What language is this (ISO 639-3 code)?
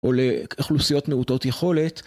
heb